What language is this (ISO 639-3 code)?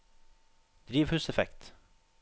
nor